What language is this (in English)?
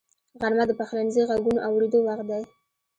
Pashto